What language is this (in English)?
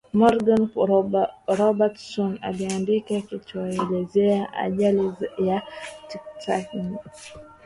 Swahili